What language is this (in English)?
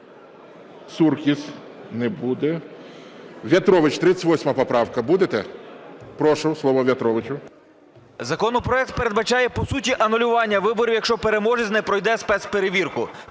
Ukrainian